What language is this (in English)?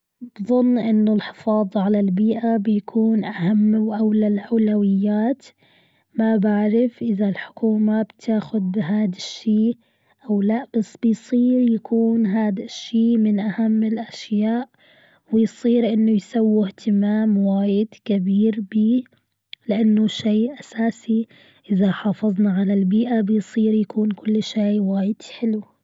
Gulf Arabic